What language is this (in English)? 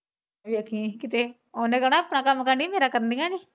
Punjabi